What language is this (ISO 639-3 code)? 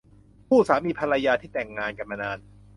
tha